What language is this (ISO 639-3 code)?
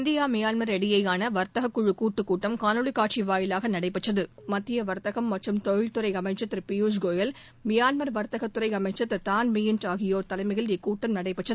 tam